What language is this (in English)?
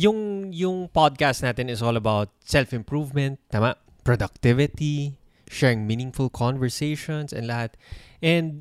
Filipino